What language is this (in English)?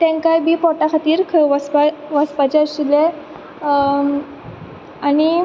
Konkani